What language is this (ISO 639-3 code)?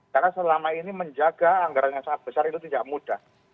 ind